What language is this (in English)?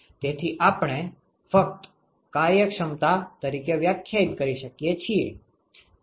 Gujarati